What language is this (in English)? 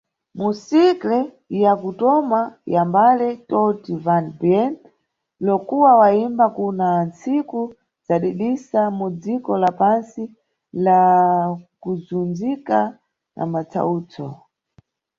Nyungwe